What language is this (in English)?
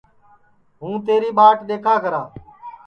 Sansi